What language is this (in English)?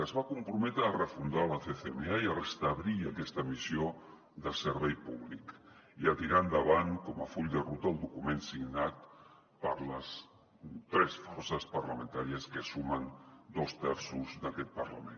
Catalan